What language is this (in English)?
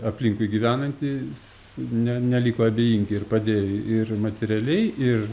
Lithuanian